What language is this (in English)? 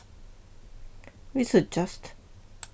Faroese